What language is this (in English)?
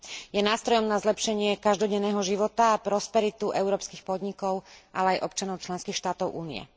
Slovak